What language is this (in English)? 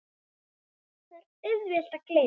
Icelandic